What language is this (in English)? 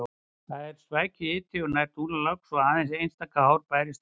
Icelandic